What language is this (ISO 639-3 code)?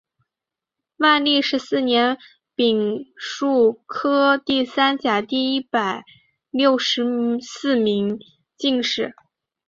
zho